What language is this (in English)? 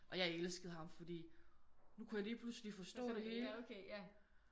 Danish